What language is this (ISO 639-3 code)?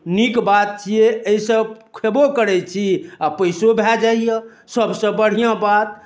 mai